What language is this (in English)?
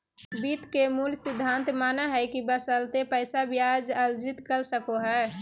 Magahi